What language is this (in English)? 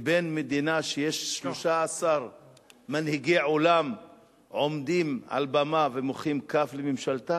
Hebrew